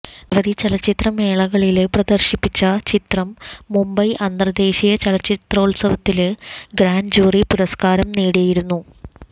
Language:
Malayalam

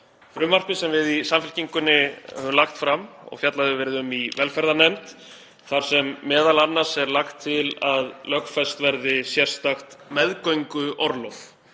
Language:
Icelandic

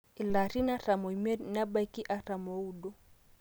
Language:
Masai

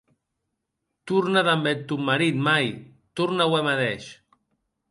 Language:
Occitan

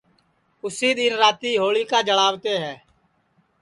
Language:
Sansi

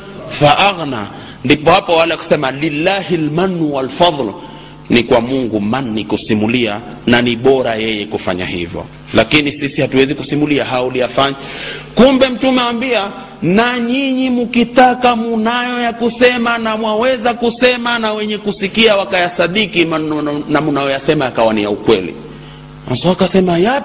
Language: Swahili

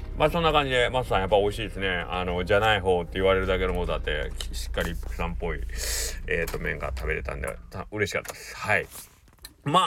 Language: Japanese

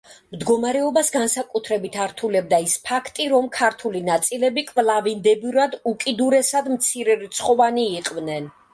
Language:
Georgian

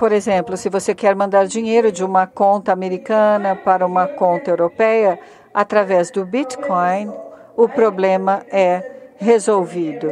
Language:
Portuguese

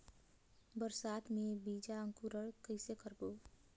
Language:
Chhattisgarhi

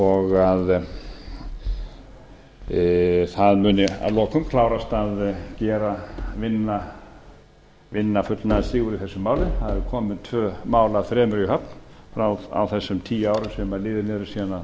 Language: Icelandic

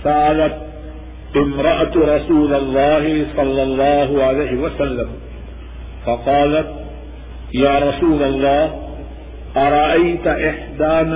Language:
Urdu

